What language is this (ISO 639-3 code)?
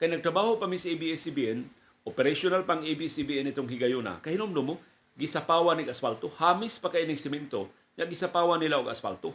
fil